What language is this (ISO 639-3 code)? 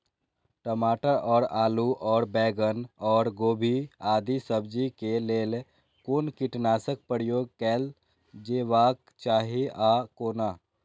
mai